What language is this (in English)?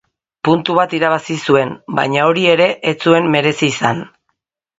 Basque